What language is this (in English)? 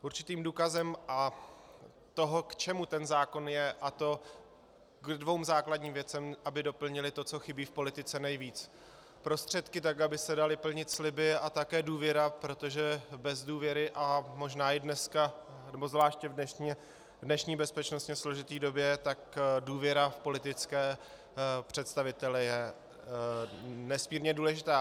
Czech